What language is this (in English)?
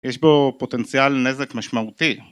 Hebrew